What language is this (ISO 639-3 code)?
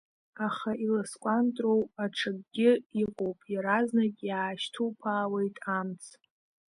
abk